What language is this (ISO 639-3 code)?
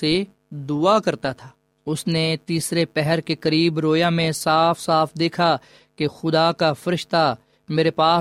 urd